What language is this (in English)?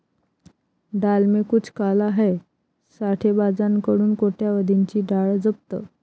Marathi